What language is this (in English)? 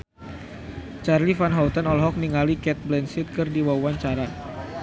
Sundanese